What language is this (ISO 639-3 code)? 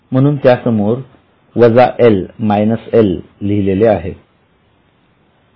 mar